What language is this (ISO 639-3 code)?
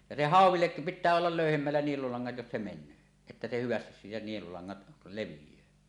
fin